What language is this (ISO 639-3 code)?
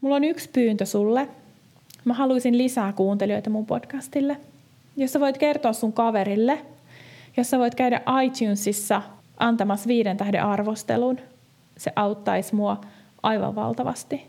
fin